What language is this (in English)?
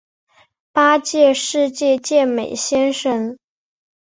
Chinese